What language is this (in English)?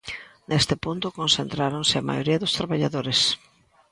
Galician